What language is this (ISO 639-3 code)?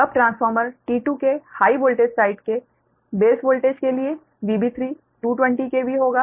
hin